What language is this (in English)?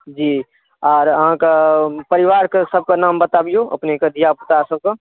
Maithili